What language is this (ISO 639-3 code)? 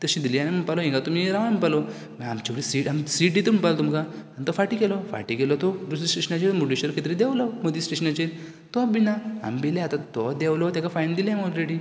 kok